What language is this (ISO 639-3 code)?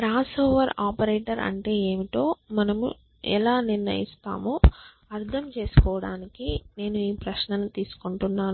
tel